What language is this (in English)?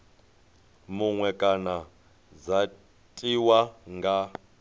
Venda